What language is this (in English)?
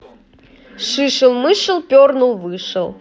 Russian